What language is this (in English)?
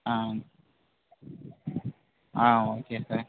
Tamil